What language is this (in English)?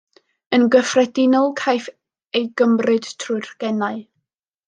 Welsh